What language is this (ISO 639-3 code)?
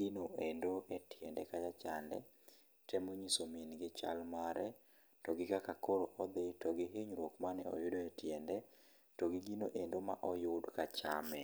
luo